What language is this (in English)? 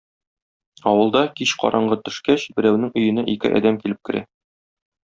Tatar